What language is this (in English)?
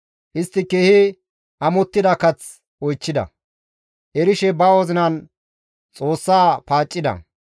Gamo